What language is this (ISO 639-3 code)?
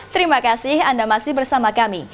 ind